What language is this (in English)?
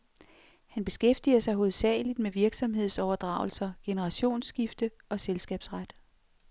Danish